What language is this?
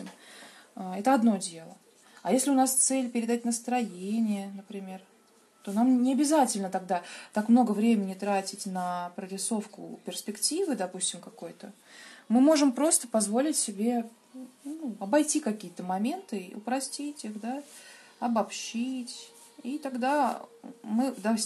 Russian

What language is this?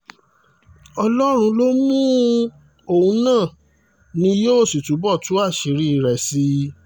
Yoruba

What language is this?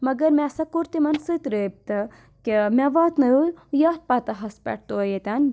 Kashmiri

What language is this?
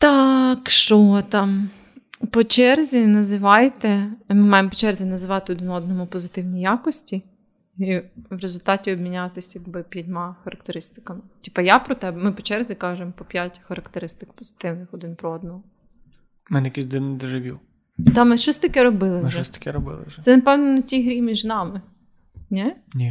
Ukrainian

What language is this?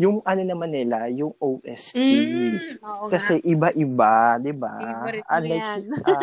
Filipino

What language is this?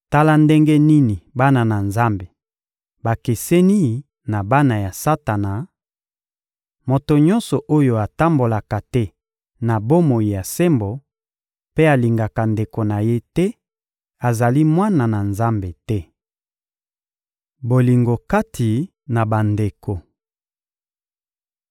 Lingala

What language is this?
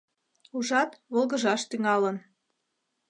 Mari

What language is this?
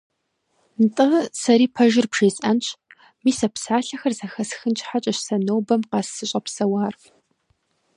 Kabardian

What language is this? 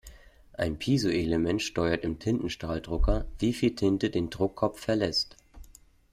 German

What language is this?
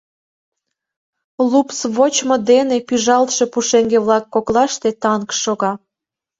Mari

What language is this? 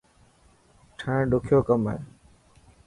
Dhatki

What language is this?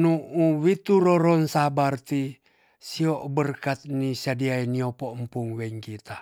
Tonsea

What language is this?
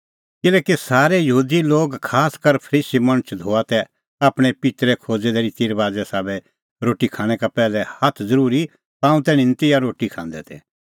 Kullu Pahari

